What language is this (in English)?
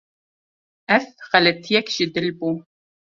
Kurdish